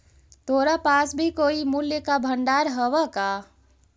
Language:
Magahi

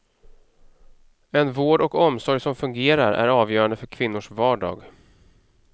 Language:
Swedish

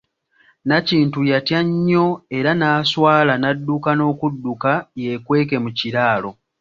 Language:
Ganda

